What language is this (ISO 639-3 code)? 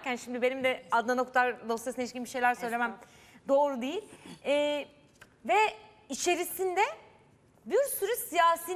tur